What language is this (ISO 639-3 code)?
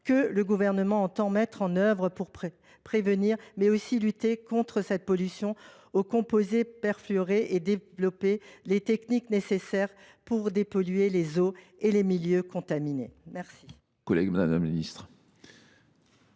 fra